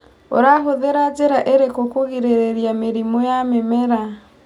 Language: Kikuyu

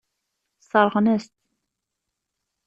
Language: Kabyle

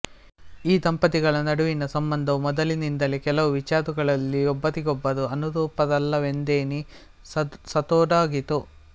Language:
Kannada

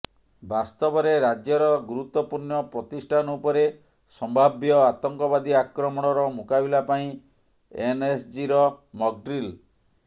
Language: Odia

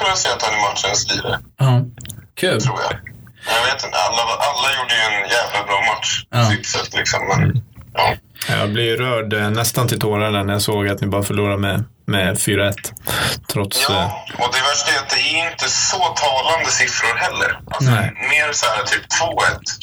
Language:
Swedish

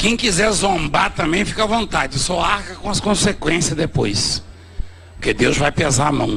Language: Portuguese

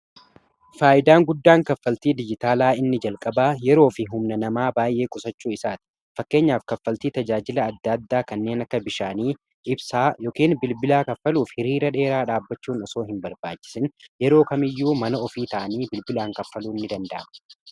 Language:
Oromo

